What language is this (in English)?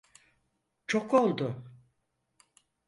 Turkish